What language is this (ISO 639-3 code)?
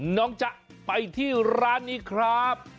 tha